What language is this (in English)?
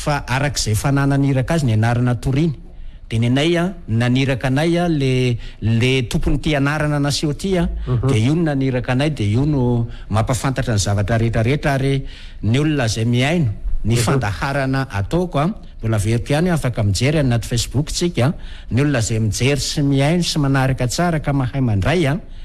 Indonesian